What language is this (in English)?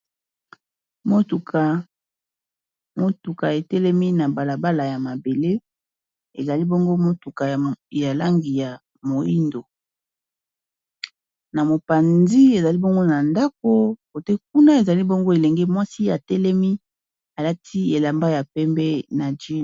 Lingala